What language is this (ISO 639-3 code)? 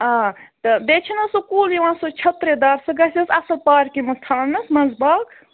kas